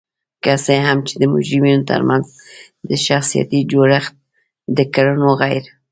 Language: Pashto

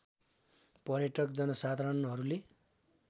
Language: Nepali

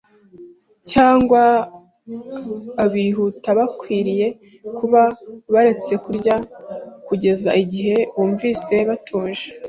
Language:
Kinyarwanda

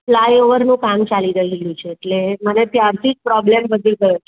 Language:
Gujarati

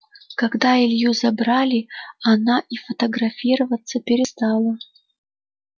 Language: Russian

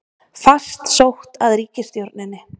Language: Icelandic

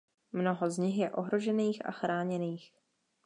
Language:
Czech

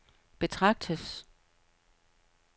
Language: Danish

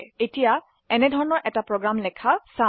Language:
Assamese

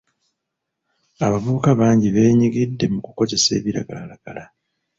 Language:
Ganda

